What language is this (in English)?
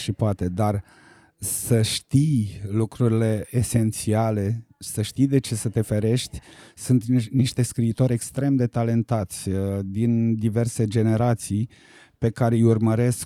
Romanian